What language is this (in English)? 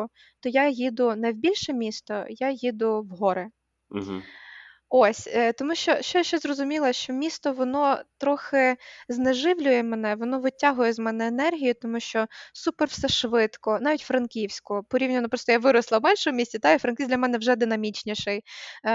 Ukrainian